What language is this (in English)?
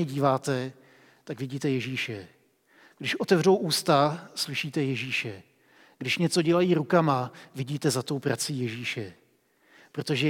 Czech